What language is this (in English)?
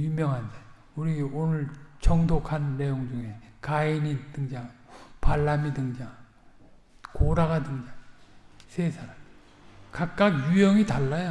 Korean